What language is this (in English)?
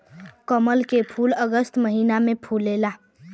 Bhojpuri